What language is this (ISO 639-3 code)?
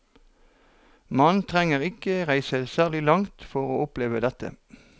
nor